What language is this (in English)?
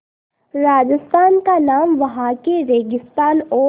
Hindi